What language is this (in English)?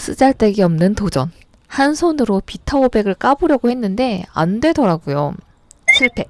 Korean